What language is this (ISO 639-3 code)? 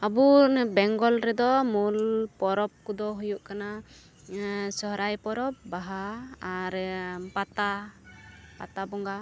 sat